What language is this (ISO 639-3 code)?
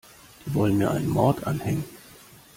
deu